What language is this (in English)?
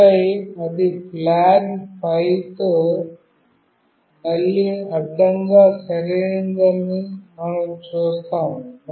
Telugu